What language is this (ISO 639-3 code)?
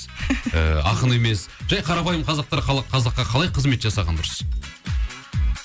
kaz